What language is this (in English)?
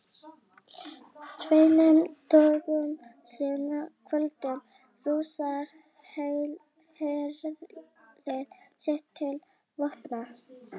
Icelandic